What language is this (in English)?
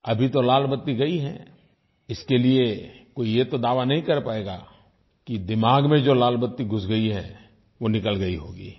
Hindi